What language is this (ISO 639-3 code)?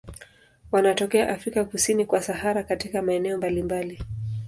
swa